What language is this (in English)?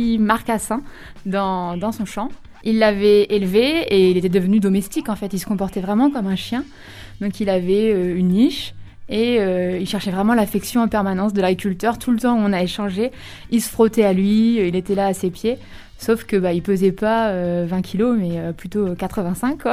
French